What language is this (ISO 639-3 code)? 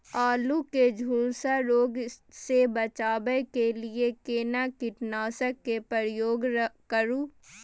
mai